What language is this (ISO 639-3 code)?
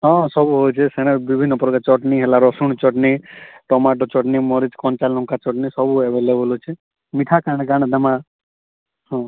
ori